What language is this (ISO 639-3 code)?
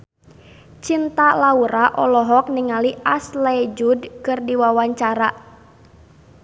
sun